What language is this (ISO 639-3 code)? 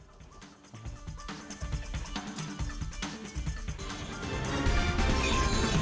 ind